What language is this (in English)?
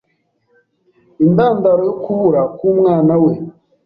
Kinyarwanda